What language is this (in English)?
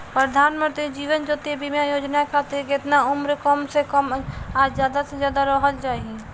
Bhojpuri